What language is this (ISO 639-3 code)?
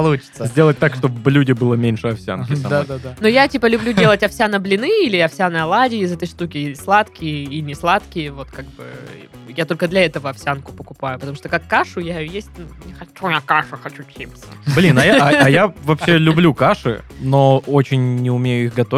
rus